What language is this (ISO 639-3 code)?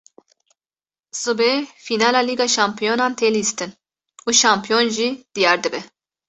kur